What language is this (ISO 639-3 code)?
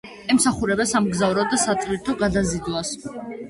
kat